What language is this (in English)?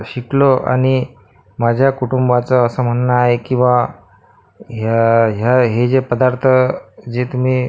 Marathi